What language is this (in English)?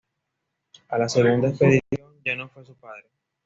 Spanish